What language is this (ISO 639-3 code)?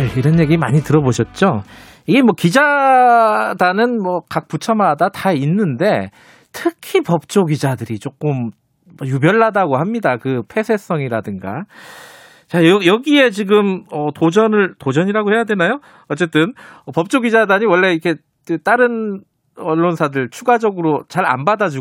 kor